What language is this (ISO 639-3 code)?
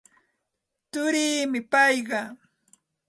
qxt